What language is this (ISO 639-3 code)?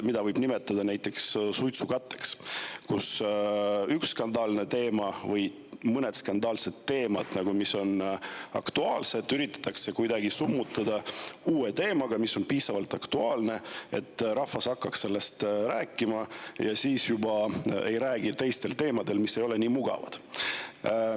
est